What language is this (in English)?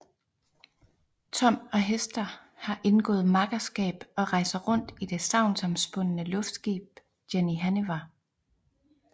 Danish